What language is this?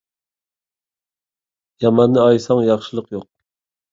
Uyghur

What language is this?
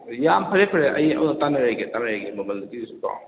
Manipuri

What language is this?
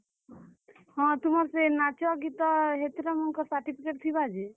Odia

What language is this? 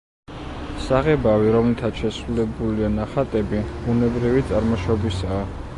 Georgian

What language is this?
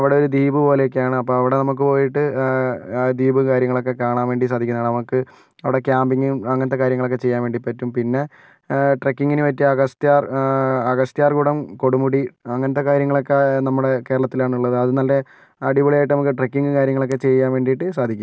Malayalam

